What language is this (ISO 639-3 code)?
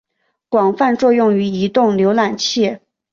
zho